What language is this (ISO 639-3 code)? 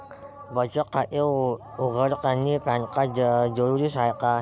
mar